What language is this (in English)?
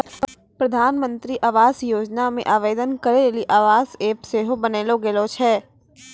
Maithili